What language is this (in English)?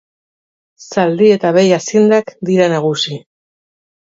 Basque